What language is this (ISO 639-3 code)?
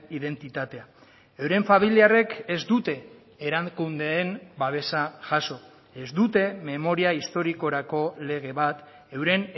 eus